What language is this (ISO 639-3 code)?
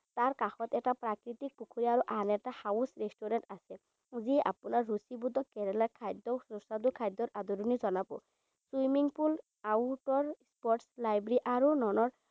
asm